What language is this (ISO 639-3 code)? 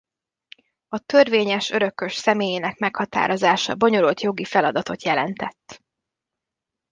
hun